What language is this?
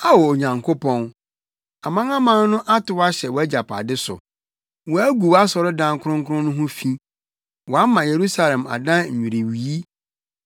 Akan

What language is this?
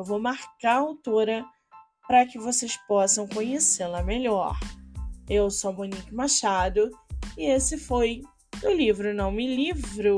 Portuguese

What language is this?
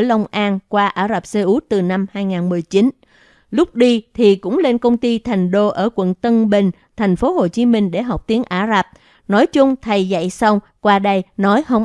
Vietnamese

